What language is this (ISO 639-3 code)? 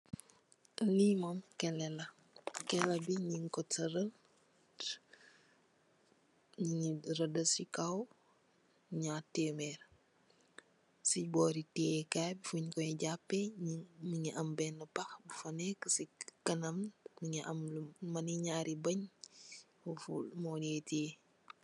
wol